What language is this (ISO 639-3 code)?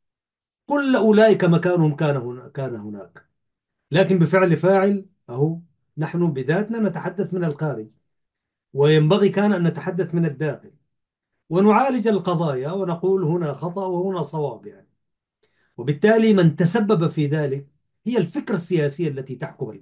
ara